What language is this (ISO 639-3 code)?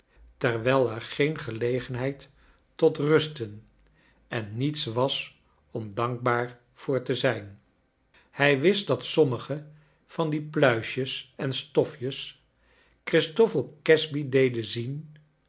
nld